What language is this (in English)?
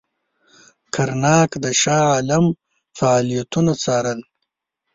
Pashto